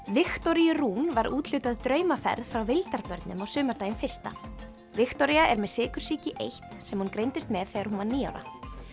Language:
Icelandic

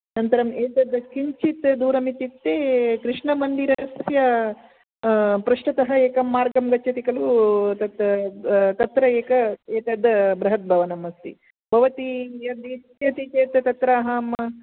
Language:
Sanskrit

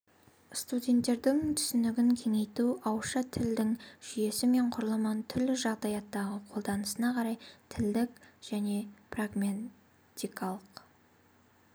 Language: Kazakh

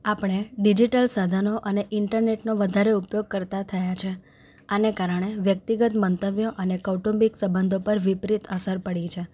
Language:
Gujarati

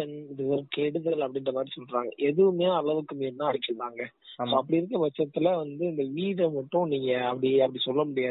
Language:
Tamil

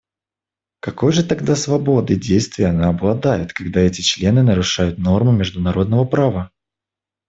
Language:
Russian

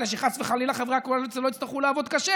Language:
Hebrew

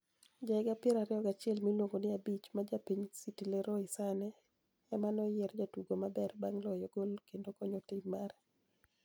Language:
Luo (Kenya and Tanzania)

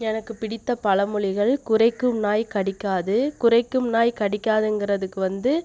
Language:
Tamil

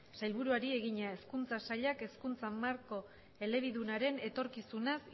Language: Basque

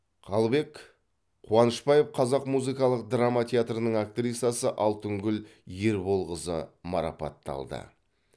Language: Kazakh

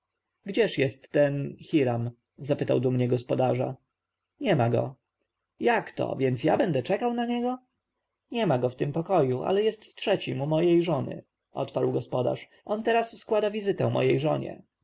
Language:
Polish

